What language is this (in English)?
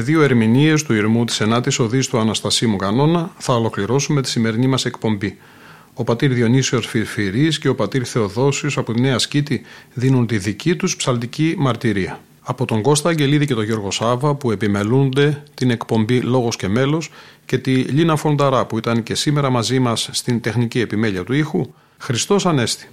Greek